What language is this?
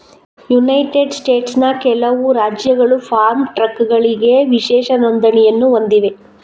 Kannada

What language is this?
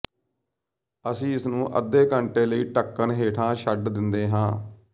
Punjabi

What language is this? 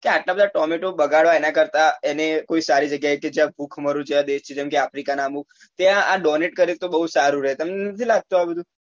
Gujarati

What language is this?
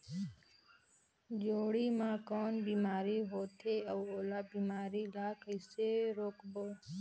Chhattisgarhi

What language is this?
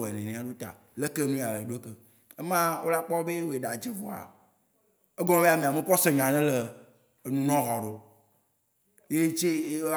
Waci Gbe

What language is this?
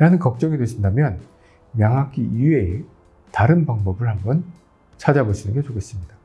Korean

